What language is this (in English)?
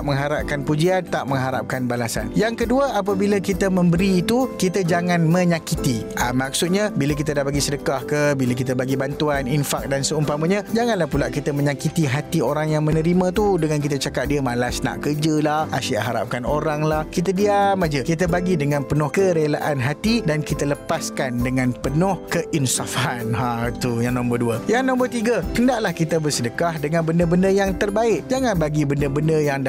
Malay